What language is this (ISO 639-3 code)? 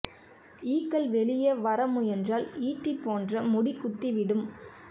tam